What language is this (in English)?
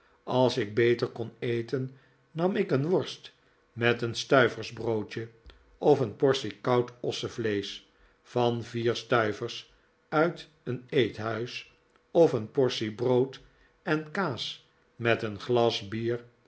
Dutch